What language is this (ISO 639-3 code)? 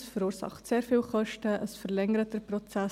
gsw